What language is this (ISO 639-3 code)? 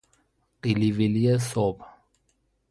fas